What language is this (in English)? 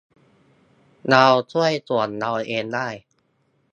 Thai